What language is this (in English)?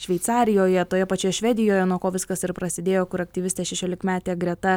Lithuanian